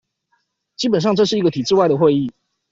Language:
Chinese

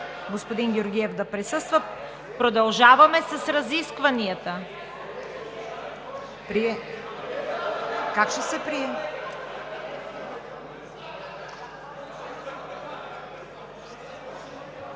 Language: Bulgarian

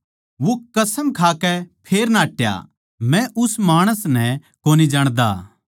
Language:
Haryanvi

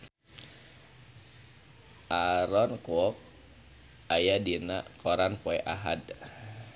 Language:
Sundanese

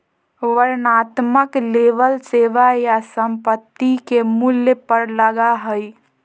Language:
Magahi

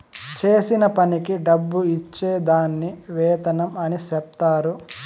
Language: Telugu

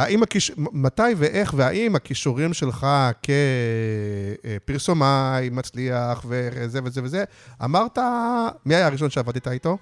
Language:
Hebrew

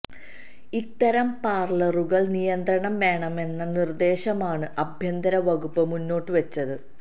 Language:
Malayalam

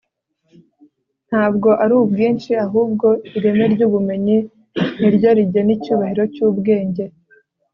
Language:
Kinyarwanda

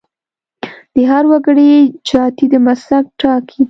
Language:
Pashto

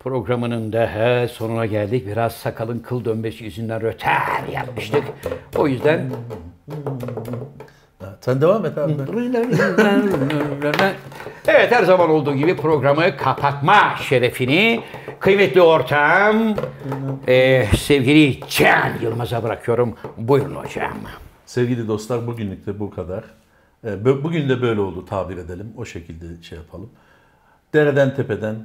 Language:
Turkish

